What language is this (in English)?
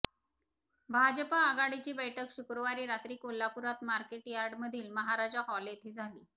Marathi